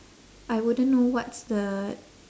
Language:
English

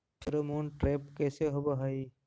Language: Magahi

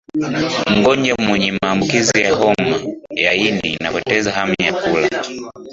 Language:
Swahili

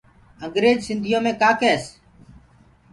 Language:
Gurgula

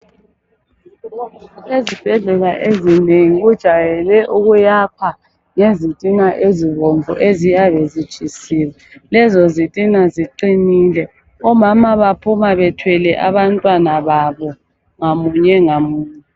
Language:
North Ndebele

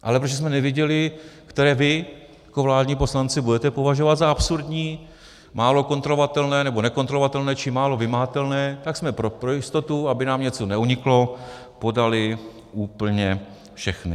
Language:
Czech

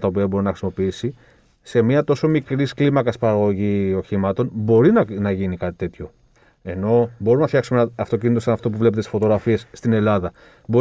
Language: Greek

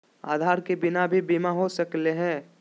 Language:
Magahi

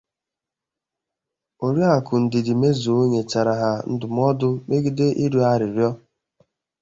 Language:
Igbo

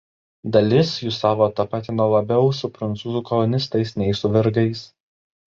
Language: Lithuanian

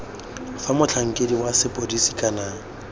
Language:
Tswana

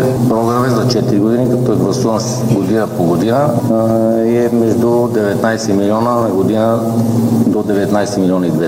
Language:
Bulgarian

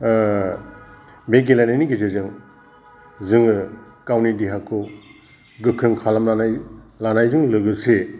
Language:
Bodo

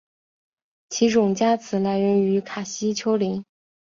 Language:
Chinese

